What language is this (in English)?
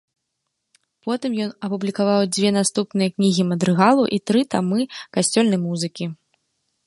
Belarusian